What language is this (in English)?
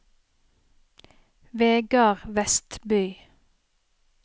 Norwegian